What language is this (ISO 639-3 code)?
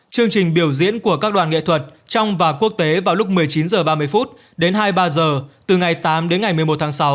vie